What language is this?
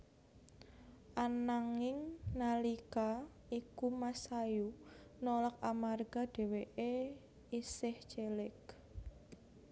Javanese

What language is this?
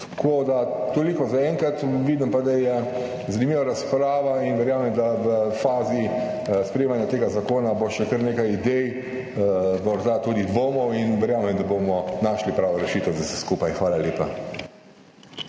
Slovenian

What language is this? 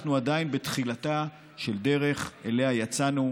Hebrew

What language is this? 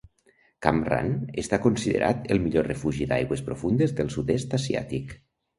Catalan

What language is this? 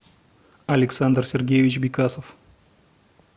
Russian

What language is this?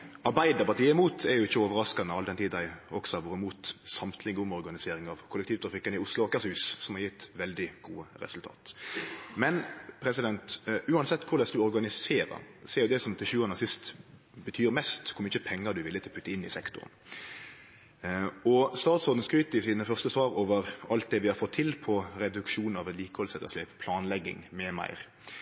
Norwegian Nynorsk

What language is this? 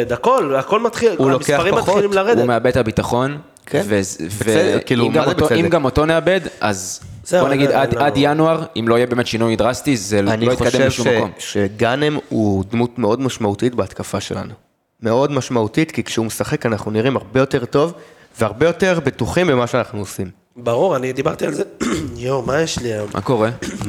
Hebrew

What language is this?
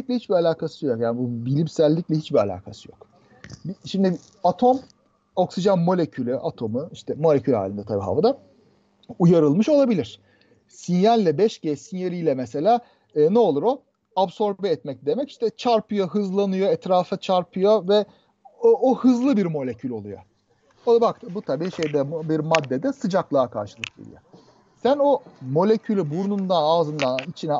Turkish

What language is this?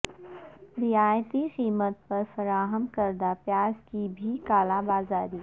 Urdu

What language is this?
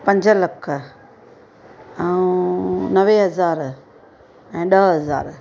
Sindhi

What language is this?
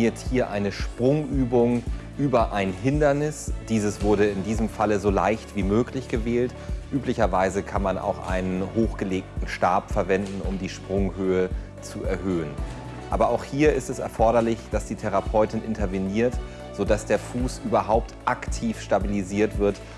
German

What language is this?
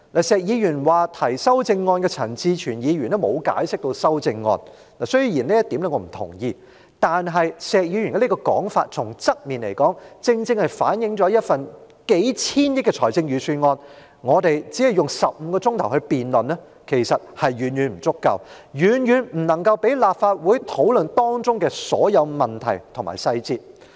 Cantonese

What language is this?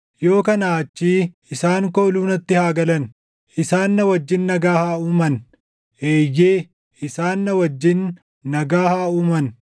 Oromo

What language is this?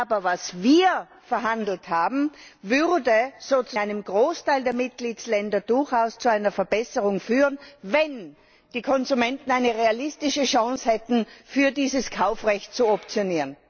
German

